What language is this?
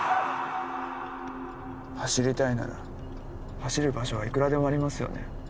Japanese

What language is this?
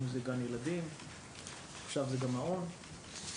Hebrew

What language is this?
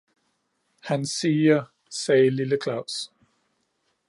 Danish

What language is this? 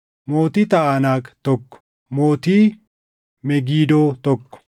Oromo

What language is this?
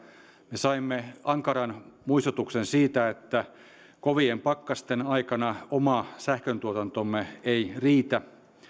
Finnish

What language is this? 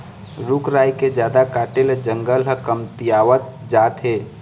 Chhattisgarhi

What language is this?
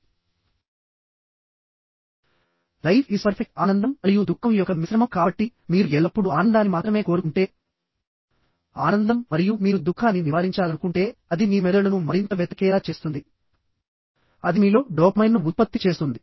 Telugu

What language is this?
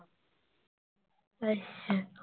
Punjabi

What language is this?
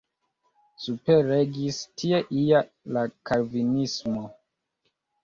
Esperanto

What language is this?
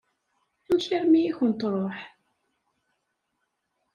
Kabyle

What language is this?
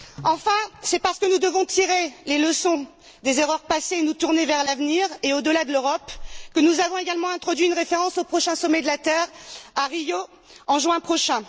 French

